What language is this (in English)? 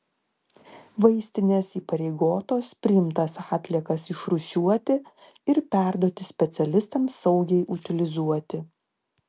Lithuanian